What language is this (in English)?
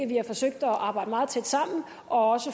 Danish